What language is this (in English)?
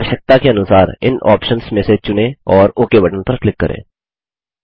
Hindi